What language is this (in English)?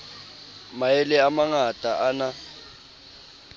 Southern Sotho